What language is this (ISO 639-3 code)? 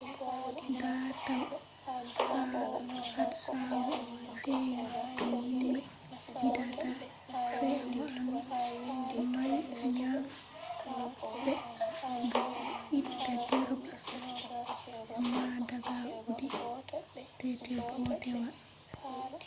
ful